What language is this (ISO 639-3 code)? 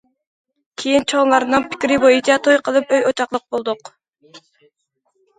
uig